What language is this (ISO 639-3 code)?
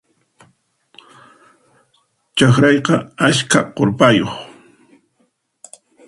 qxp